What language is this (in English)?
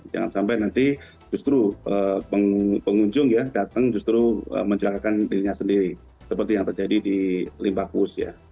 Indonesian